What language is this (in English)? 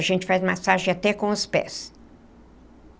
Portuguese